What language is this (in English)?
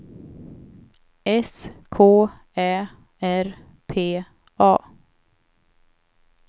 Swedish